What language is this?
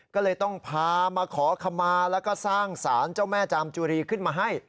Thai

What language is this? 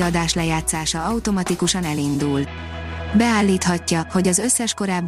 Hungarian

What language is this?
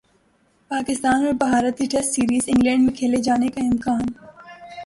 Urdu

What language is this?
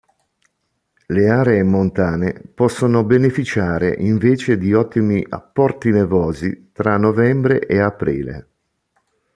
Italian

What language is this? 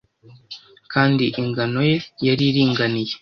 Kinyarwanda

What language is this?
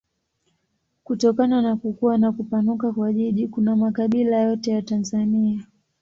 Swahili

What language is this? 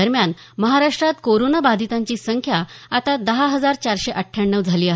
Marathi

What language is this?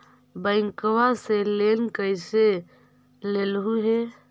Magahi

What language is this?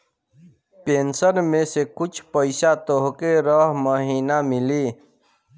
Bhojpuri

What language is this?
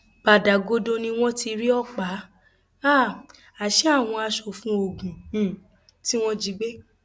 Yoruba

